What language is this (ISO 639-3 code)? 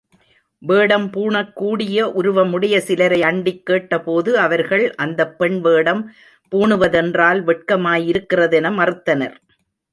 tam